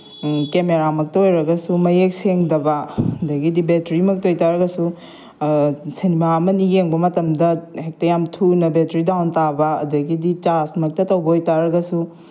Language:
Manipuri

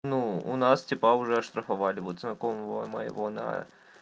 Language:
Russian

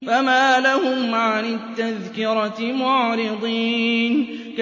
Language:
Arabic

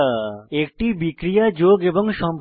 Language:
Bangla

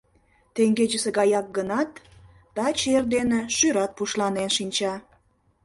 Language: Mari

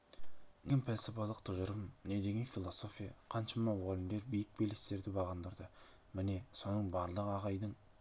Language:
Kazakh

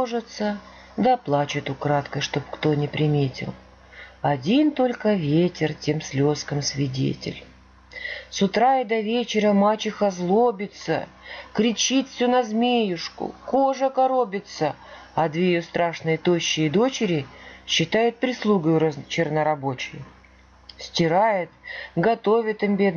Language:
Russian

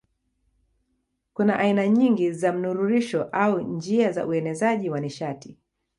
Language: Swahili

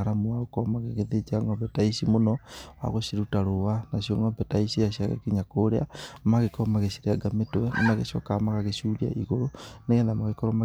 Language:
Kikuyu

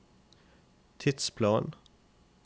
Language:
Norwegian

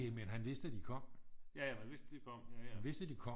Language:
Danish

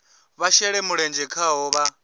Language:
Venda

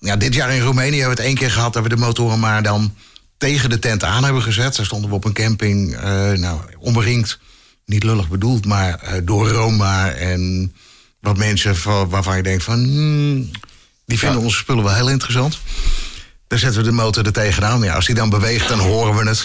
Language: Dutch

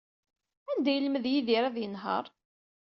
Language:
Kabyle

